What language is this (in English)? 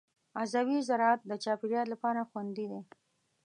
Pashto